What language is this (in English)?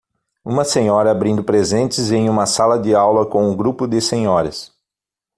Portuguese